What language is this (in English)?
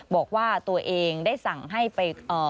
Thai